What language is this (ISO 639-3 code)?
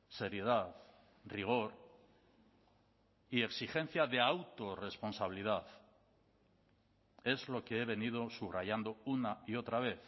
spa